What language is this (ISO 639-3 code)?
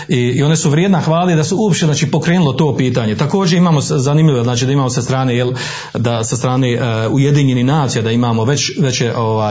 hrv